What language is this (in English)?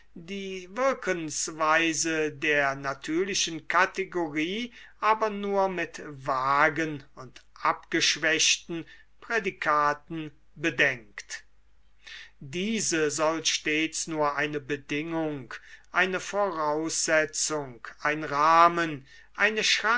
German